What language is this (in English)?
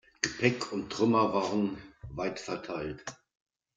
German